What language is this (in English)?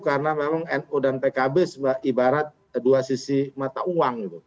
Indonesian